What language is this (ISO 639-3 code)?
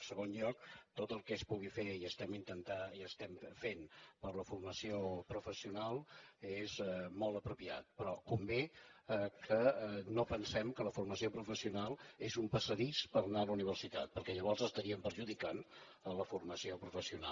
cat